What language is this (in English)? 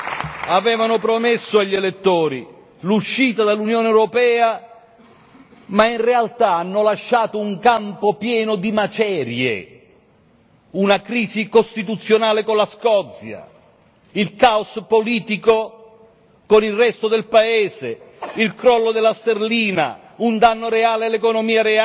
Italian